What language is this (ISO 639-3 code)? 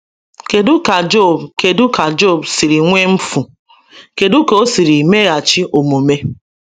ibo